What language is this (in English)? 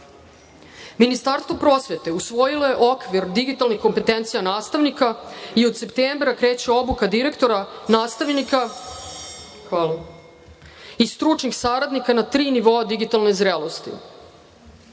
Serbian